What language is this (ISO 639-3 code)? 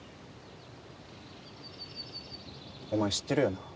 jpn